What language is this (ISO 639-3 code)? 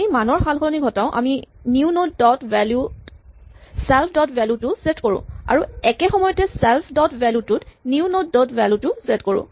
asm